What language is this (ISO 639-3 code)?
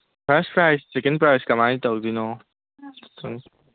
mni